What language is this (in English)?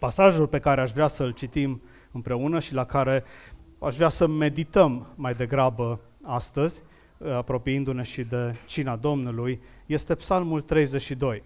Romanian